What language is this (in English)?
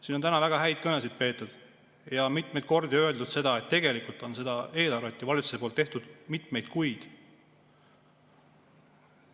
Estonian